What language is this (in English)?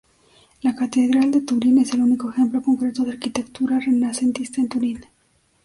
Spanish